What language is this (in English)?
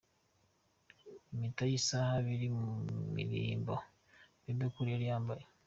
Kinyarwanda